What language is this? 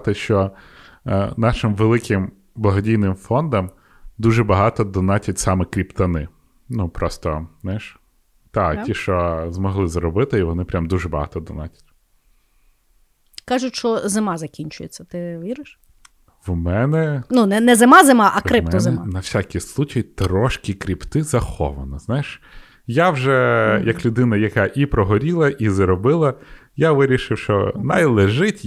Ukrainian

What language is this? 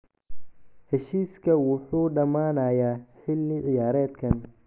Somali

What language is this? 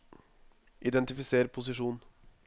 Norwegian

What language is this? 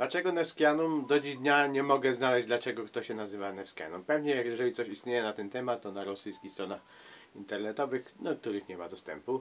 Polish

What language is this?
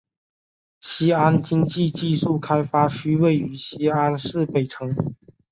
Chinese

